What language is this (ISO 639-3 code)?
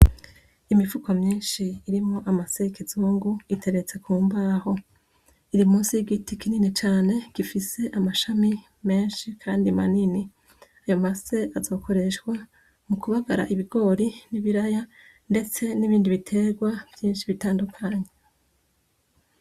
run